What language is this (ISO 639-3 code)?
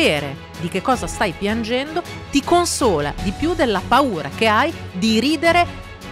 ita